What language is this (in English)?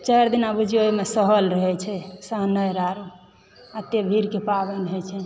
Maithili